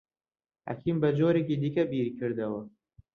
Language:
Central Kurdish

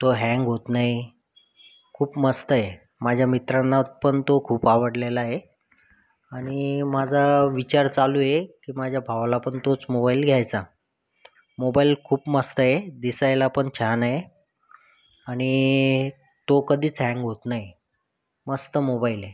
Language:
Marathi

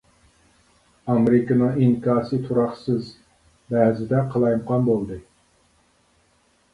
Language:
Uyghur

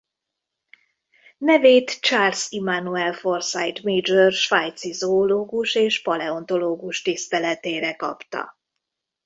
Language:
Hungarian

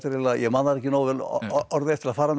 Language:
Icelandic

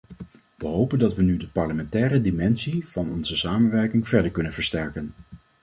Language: Dutch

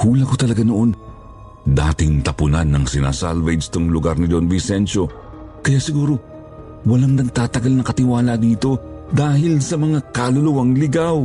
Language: Filipino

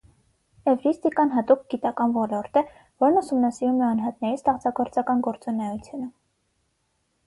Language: Armenian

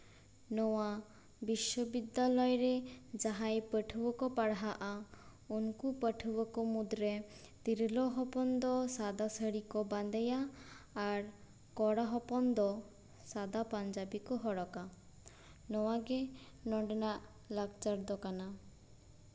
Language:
Santali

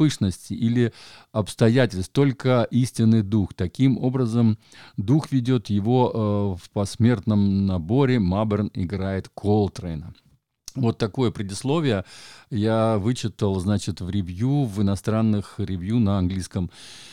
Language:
Russian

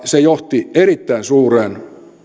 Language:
Finnish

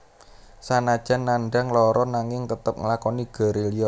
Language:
Javanese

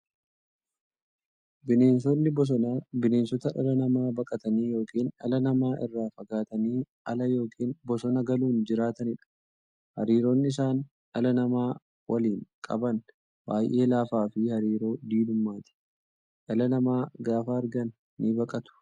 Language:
Oromo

